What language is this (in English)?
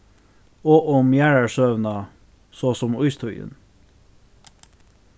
Faroese